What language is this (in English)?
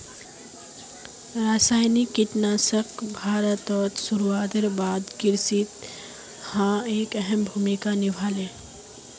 Magahi